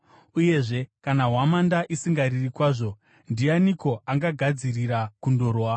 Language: Shona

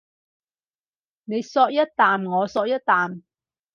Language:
Cantonese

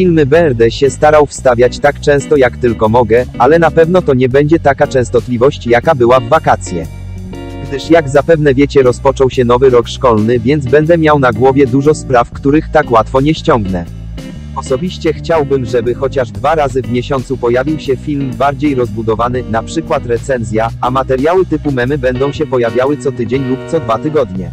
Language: Polish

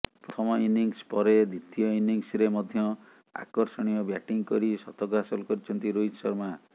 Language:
Odia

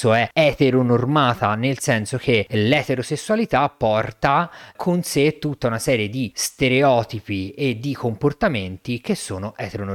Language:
Italian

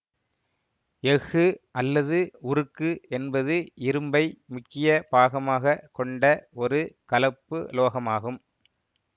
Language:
Tamil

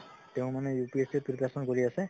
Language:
Assamese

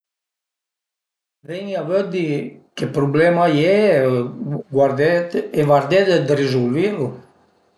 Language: Piedmontese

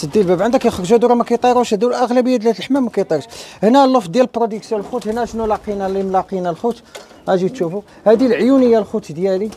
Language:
Arabic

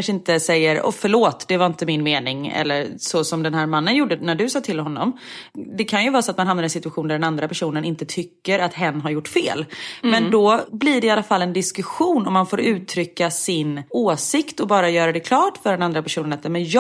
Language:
Swedish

